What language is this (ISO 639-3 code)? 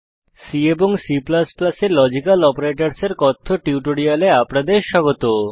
ben